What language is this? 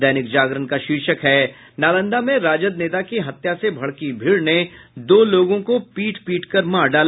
Hindi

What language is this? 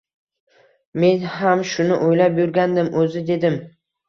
Uzbek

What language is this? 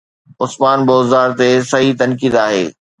Sindhi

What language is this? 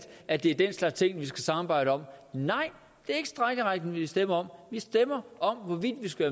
Danish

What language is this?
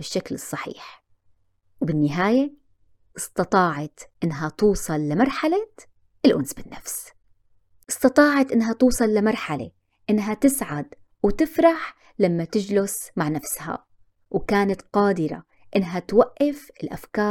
Arabic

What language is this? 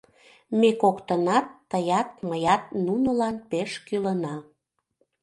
Mari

